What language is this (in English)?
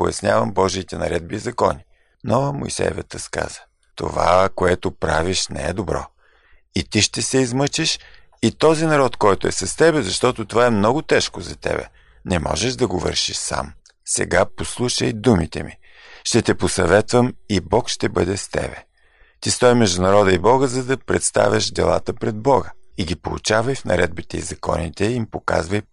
Bulgarian